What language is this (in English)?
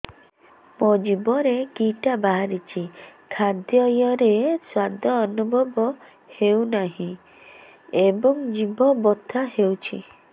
Odia